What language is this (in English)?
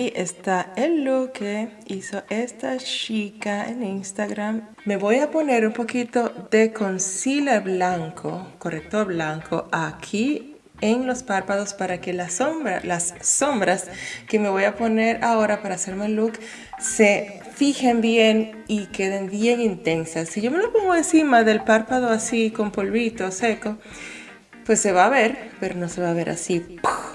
Spanish